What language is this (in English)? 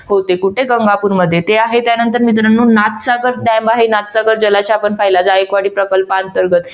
Marathi